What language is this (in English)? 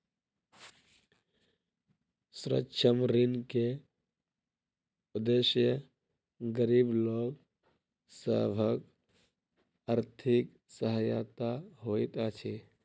Maithili